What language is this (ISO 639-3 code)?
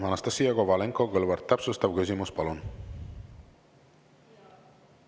est